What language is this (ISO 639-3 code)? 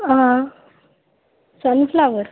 doi